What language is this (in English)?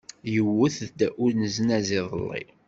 Kabyle